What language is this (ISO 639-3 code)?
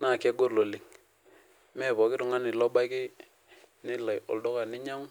mas